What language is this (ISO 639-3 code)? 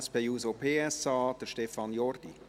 gsw